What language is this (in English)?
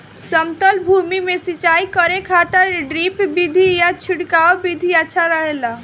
Bhojpuri